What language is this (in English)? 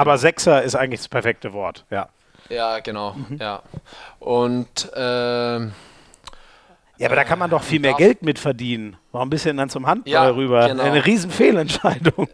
German